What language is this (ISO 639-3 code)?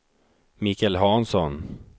swe